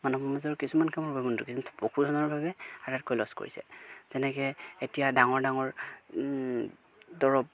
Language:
Assamese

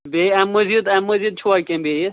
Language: Kashmiri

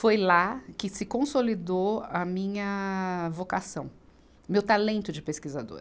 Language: Portuguese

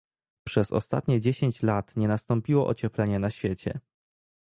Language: Polish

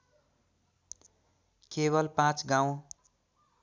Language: Nepali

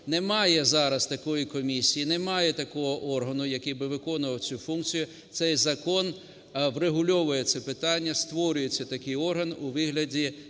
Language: Ukrainian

